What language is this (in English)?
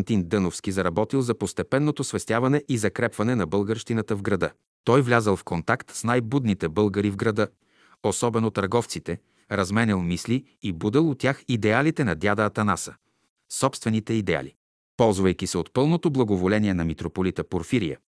Bulgarian